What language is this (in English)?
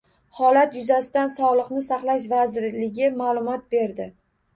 Uzbek